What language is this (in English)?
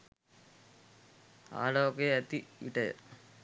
Sinhala